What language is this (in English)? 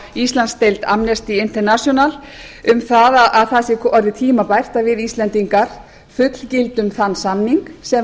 Icelandic